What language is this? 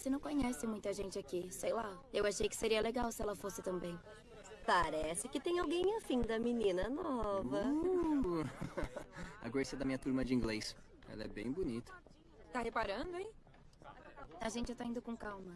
Portuguese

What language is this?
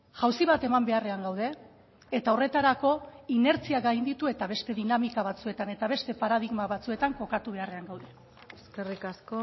Basque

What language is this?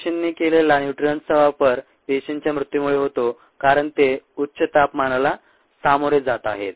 Marathi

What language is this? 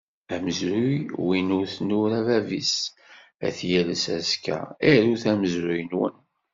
Kabyle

